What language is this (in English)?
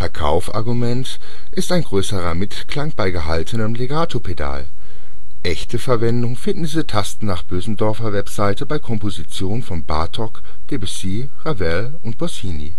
German